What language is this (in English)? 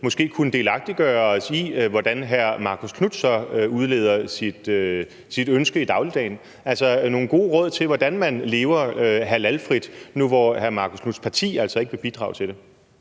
Danish